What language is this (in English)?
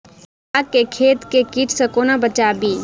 Maithili